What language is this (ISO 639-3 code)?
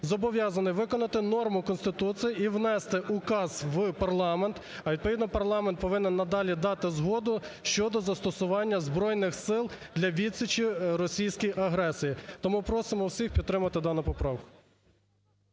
ukr